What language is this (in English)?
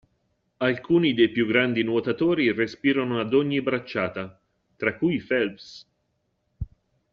Italian